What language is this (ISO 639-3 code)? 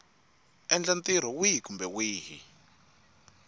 tso